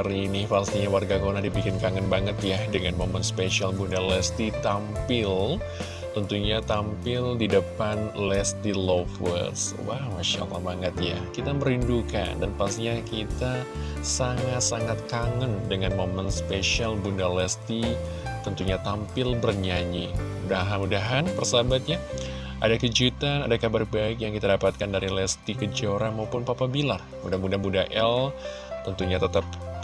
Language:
Indonesian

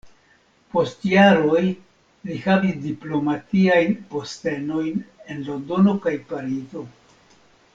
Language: Esperanto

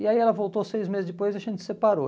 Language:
Portuguese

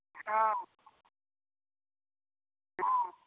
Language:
Maithili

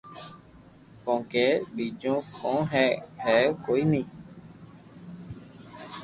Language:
Loarki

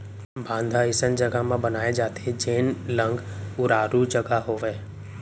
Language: Chhattisgarhi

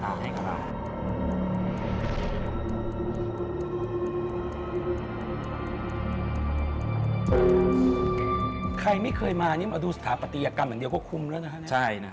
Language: Thai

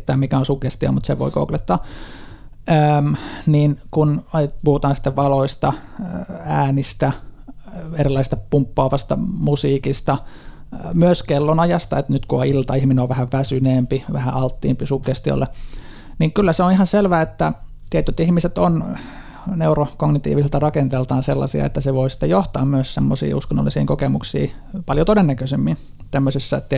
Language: Finnish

